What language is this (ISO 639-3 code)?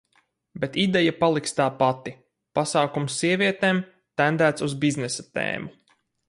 lav